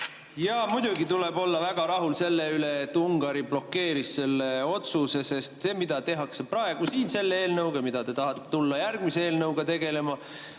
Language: Estonian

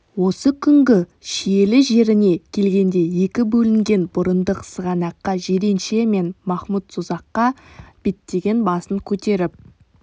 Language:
Kazakh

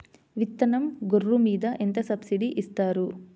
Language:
Telugu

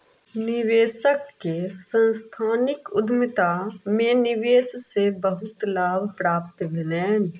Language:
Maithili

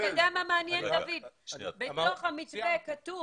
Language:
Hebrew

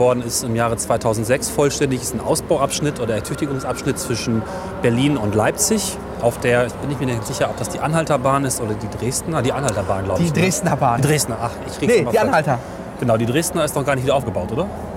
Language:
German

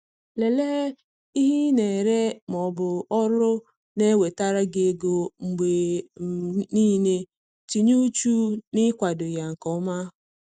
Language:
Igbo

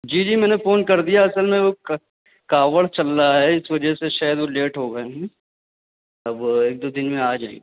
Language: Urdu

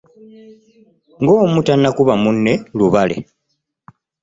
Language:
Ganda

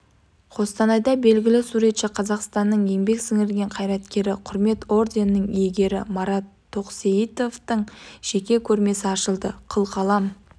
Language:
Kazakh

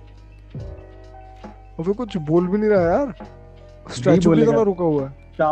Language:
Hindi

